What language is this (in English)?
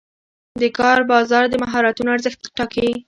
Pashto